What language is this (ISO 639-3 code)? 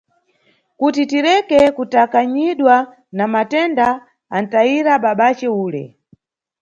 nyu